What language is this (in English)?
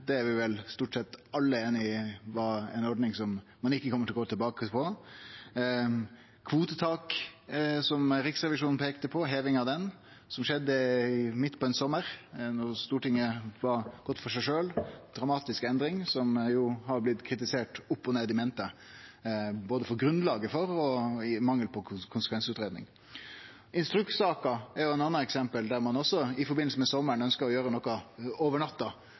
Norwegian Nynorsk